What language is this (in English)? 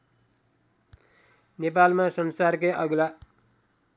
Nepali